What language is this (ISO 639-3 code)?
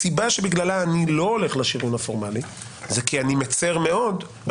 heb